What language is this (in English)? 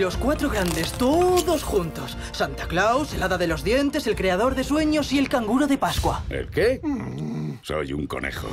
Spanish